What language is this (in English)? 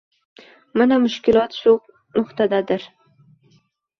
Uzbek